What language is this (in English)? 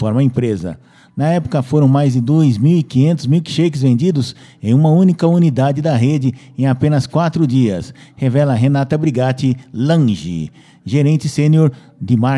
Portuguese